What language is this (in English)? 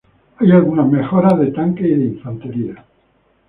Spanish